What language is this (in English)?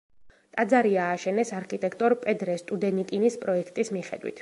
Georgian